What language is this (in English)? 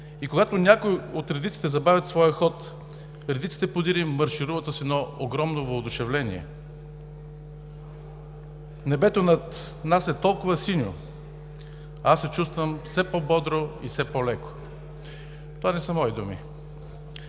Bulgarian